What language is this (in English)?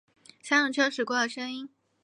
Chinese